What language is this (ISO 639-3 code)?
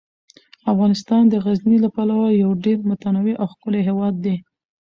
pus